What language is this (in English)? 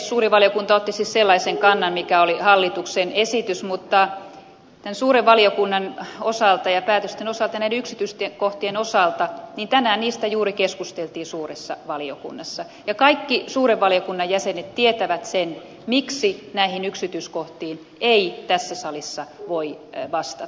Finnish